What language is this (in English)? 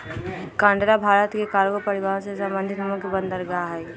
Magahi